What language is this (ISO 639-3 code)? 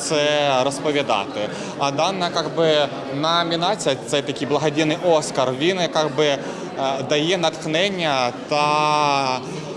ukr